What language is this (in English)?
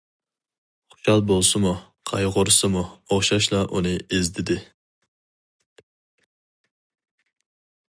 Uyghur